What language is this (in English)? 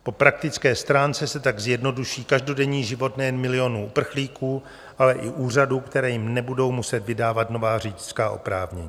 Czech